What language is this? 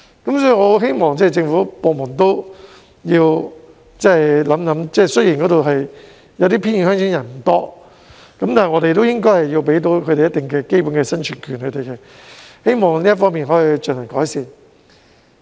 Cantonese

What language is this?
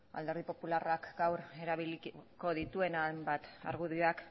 Basque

